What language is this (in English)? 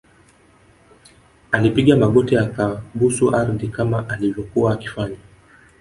Swahili